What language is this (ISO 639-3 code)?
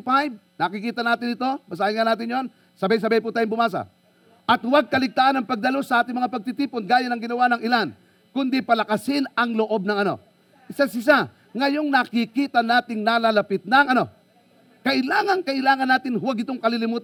fil